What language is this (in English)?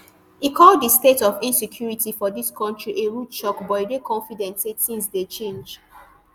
Nigerian Pidgin